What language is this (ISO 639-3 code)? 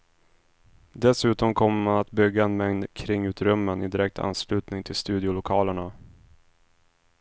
swe